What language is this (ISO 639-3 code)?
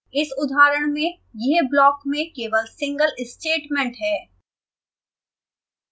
hin